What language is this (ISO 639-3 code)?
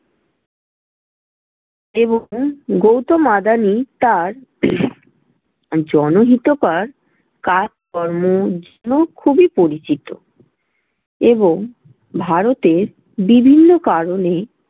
ben